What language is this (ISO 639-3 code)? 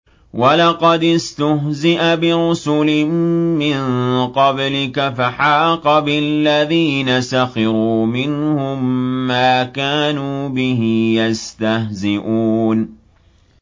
ara